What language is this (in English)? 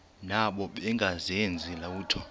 Xhosa